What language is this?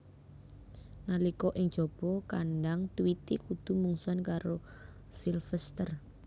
Javanese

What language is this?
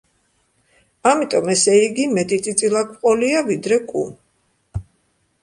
Georgian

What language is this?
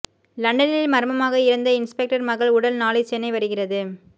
Tamil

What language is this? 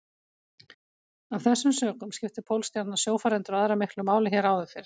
Icelandic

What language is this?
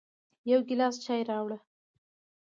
Pashto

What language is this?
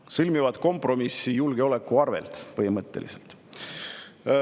Estonian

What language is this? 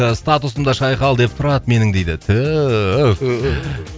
Kazakh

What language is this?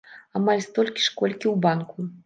Belarusian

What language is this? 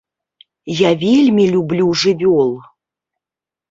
Belarusian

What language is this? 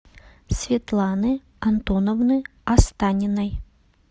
Russian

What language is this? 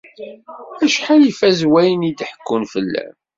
Kabyle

